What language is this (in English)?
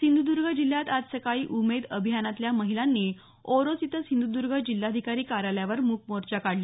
Marathi